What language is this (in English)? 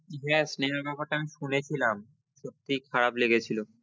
Bangla